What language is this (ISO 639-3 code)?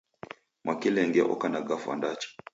dav